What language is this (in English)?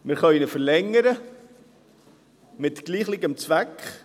Swiss German